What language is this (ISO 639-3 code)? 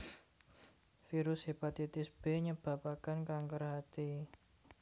jav